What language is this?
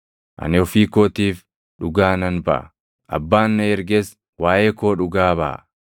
Oromo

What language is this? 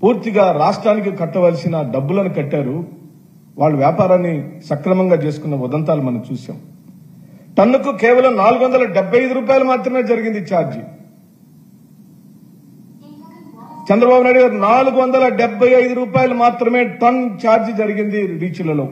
Telugu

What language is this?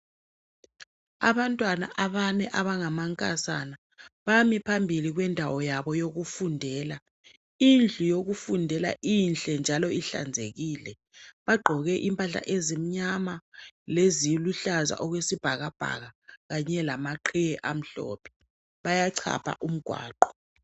North Ndebele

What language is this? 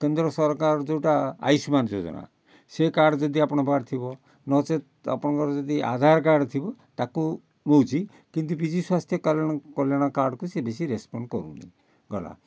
Odia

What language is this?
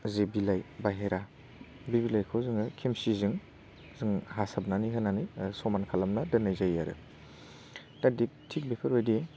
Bodo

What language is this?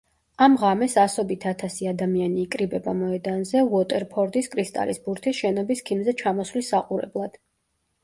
Georgian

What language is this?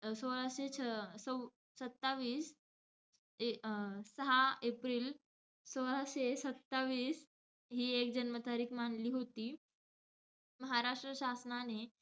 Marathi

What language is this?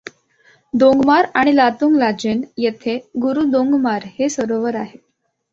Marathi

